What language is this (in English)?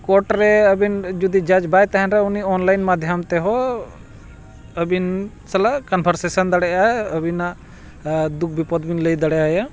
Santali